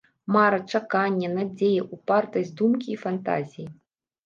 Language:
Belarusian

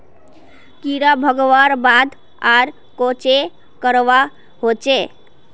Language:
Magahi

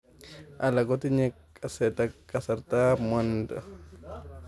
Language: Kalenjin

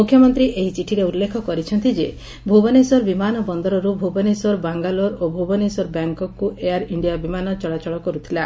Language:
Odia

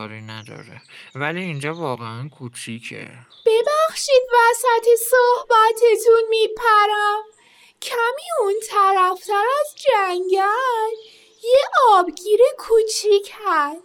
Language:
Persian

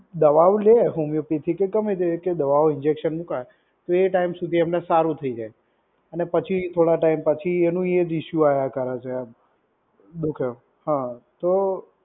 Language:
Gujarati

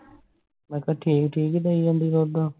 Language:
Punjabi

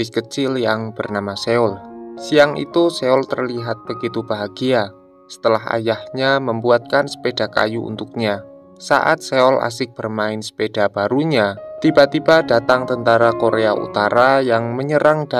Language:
Indonesian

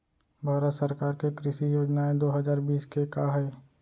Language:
Chhattisgarhi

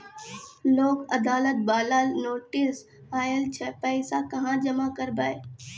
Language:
Maithili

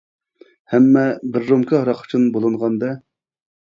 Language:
Uyghur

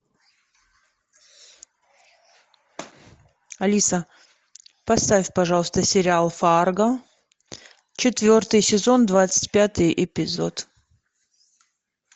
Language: Russian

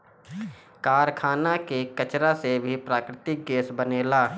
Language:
Bhojpuri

